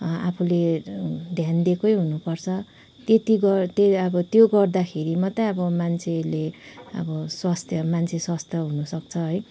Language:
Nepali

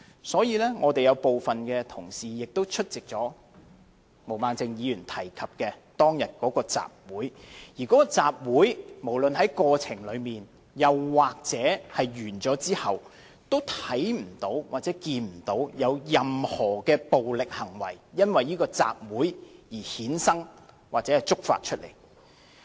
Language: Cantonese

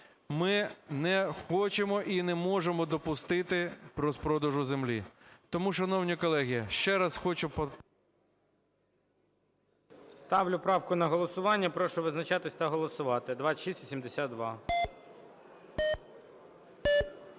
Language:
Ukrainian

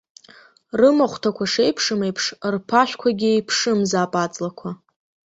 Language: Abkhazian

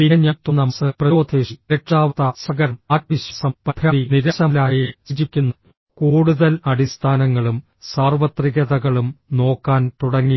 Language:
Malayalam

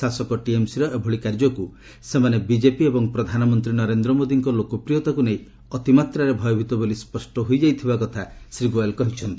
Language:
Odia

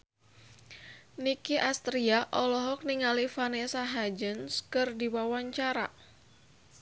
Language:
Sundanese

